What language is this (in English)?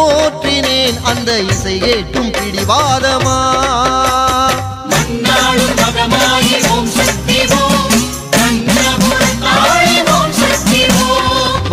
Arabic